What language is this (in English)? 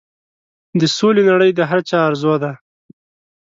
Pashto